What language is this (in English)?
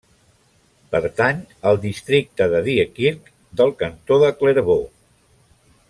Catalan